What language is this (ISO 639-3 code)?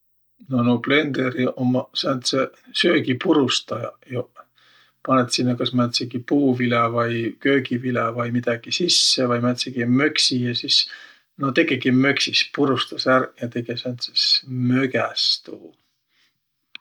vro